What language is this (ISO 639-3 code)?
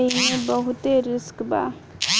bho